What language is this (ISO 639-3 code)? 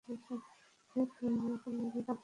ben